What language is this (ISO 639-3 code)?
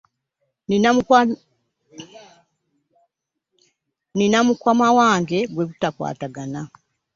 lug